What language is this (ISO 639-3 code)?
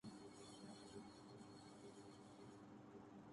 urd